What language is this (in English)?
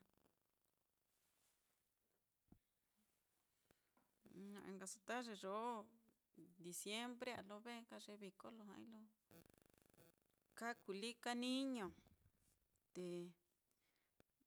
Mitlatongo Mixtec